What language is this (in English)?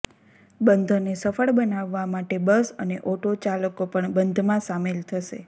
Gujarati